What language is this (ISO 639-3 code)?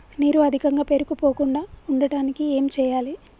tel